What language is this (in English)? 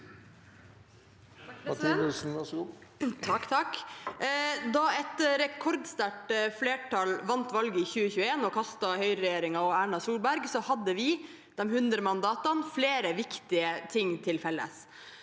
Norwegian